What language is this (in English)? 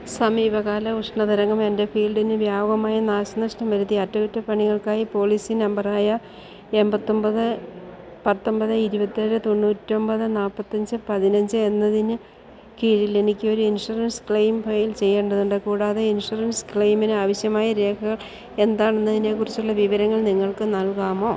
Malayalam